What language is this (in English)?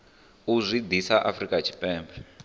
Venda